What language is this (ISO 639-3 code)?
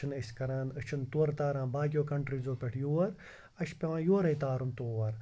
kas